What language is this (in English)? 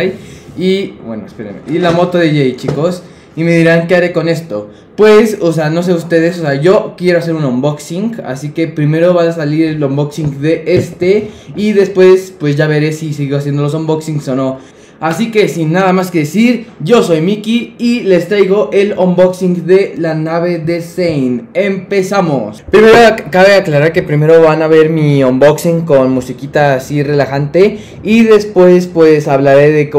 Spanish